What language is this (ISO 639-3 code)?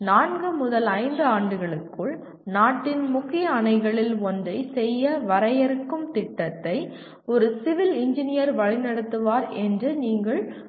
tam